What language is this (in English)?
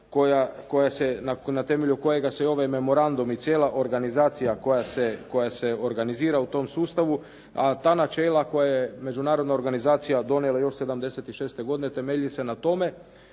Croatian